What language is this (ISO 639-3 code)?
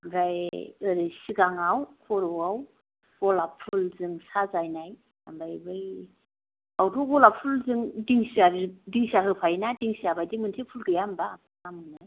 brx